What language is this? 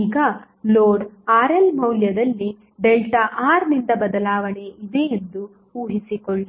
Kannada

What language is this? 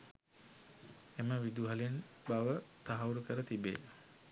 Sinhala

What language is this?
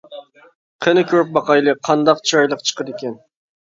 Uyghur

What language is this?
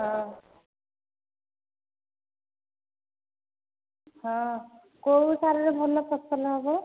Odia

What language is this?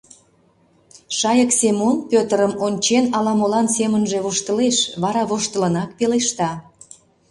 Mari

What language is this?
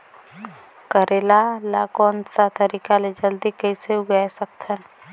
Chhattisgarhi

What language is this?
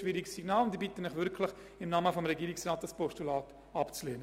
Swiss German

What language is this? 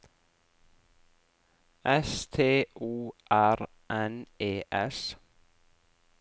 Norwegian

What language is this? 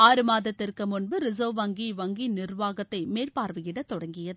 Tamil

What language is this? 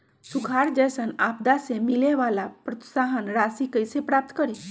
Magahi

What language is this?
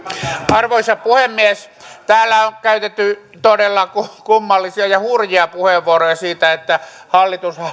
Finnish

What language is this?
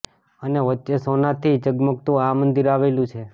Gujarati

